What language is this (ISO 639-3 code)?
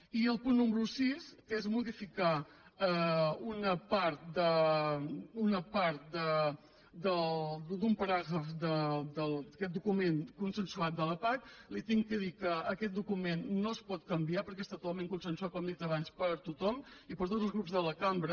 cat